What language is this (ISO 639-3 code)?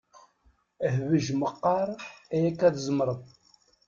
kab